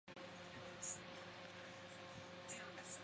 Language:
Chinese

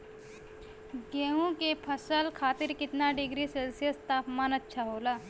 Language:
Bhojpuri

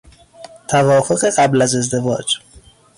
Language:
Persian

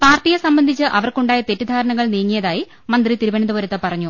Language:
Malayalam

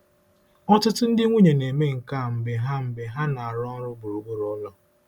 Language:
Igbo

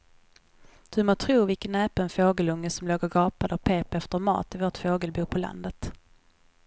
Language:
Swedish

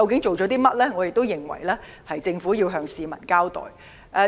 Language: Cantonese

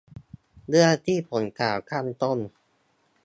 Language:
Thai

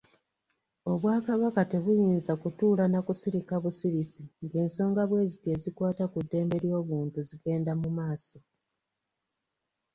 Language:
Ganda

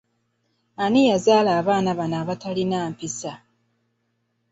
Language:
Ganda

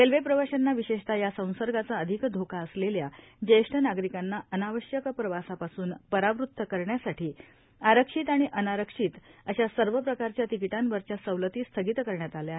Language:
Marathi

